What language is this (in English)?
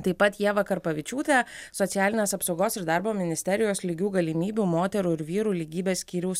Lithuanian